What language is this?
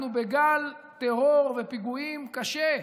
Hebrew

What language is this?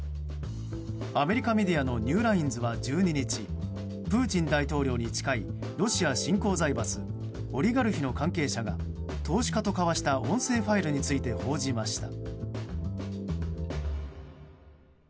Japanese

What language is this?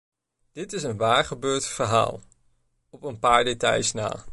Dutch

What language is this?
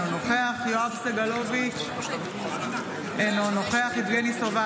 Hebrew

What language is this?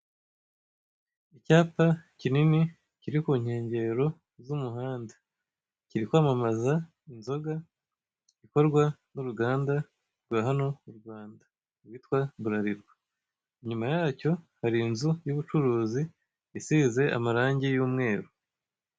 Kinyarwanda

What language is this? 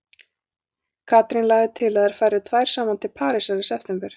Icelandic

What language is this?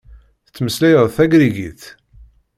Kabyle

